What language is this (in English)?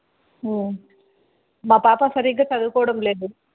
Telugu